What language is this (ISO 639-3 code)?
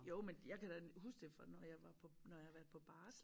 dan